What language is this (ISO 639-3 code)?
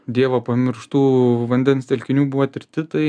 lit